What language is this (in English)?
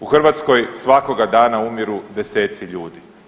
Croatian